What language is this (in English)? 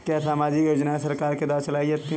Hindi